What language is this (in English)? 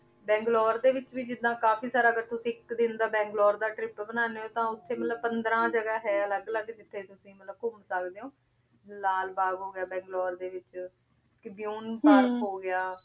Punjabi